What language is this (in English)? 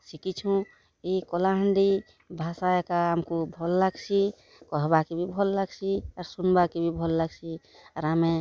Odia